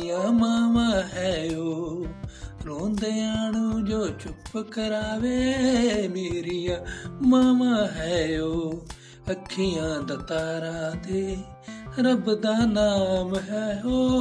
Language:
Punjabi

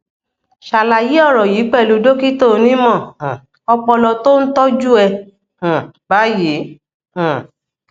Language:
Yoruba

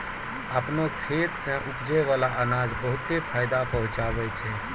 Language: Maithili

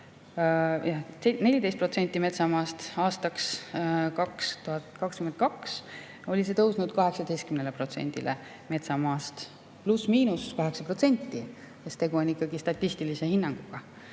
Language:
Estonian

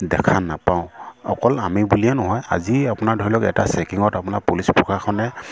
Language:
Assamese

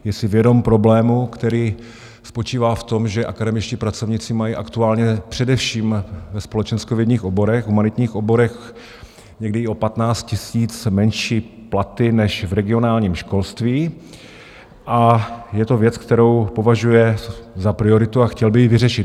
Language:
Czech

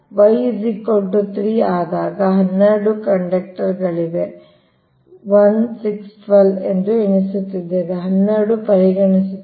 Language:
Kannada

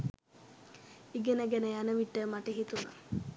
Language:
Sinhala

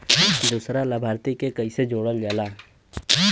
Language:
Bhojpuri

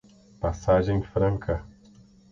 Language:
Portuguese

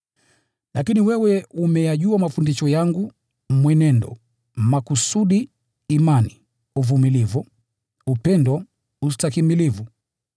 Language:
Swahili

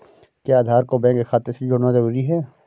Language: Hindi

